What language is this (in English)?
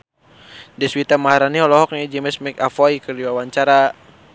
Sundanese